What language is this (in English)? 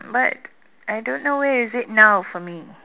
English